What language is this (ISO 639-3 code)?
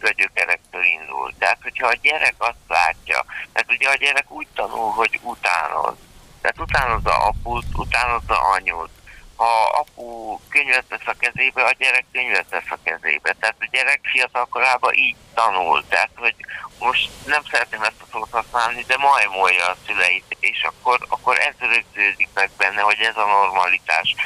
hun